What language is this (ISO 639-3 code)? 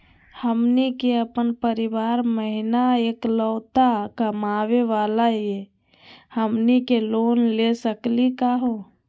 mag